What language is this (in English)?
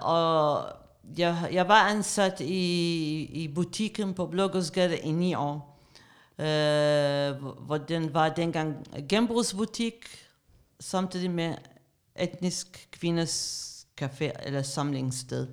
Danish